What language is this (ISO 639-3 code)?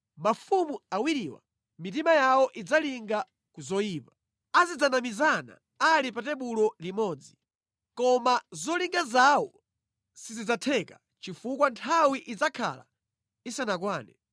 nya